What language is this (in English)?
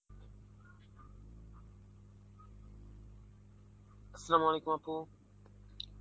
Bangla